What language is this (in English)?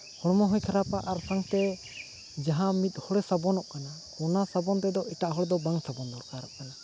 Santali